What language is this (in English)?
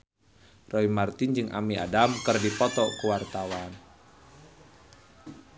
Sundanese